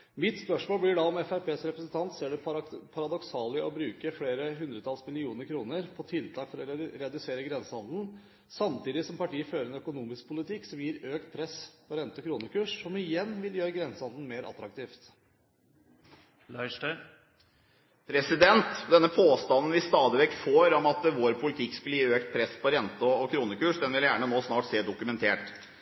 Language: Norwegian Bokmål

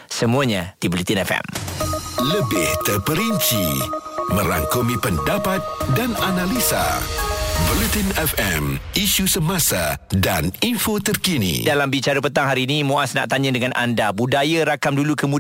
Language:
Malay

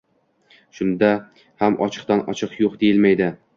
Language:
Uzbek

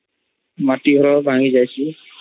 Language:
Odia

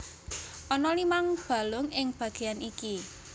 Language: Javanese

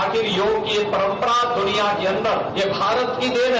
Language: Hindi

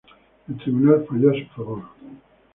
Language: Spanish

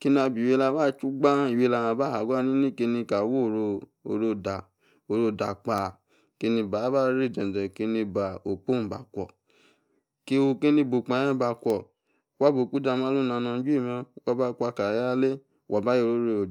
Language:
Yace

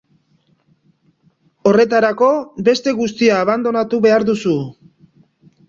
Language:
Basque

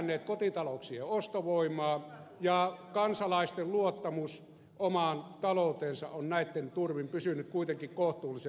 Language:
Finnish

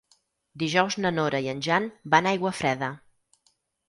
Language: Catalan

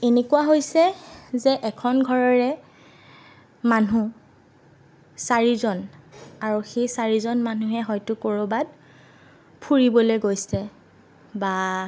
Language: Assamese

